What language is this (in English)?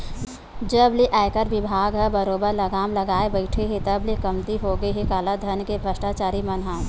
Chhattisgarhi